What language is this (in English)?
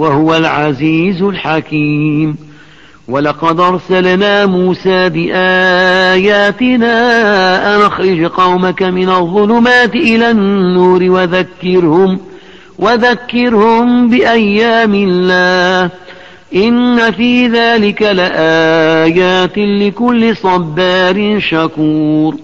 Arabic